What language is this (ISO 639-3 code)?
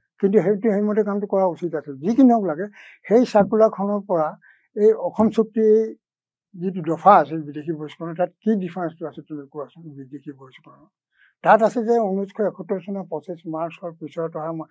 ben